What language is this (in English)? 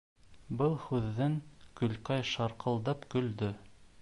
Bashkir